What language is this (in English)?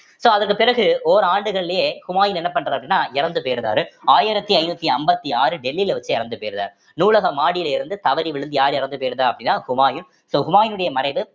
Tamil